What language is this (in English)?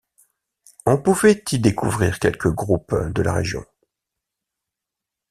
French